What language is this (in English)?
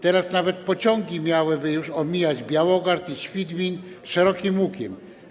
Polish